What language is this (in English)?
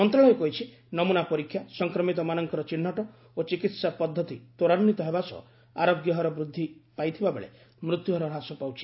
Odia